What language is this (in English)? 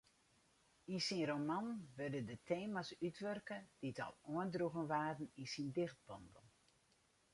Western Frisian